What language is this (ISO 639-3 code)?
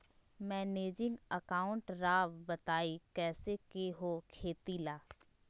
mag